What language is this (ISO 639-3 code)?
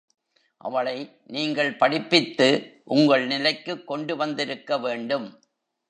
tam